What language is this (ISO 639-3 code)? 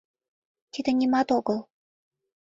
chm